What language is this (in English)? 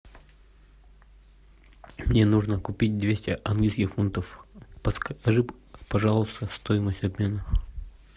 Russian